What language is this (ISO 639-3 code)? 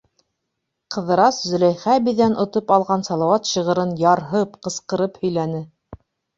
bak